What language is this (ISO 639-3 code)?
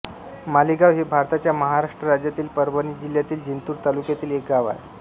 mar